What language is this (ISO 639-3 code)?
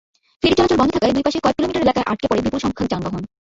ben